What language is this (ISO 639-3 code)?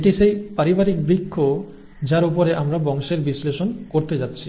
ben